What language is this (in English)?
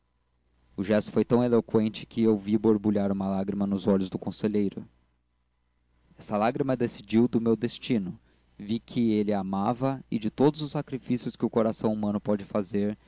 Portuguese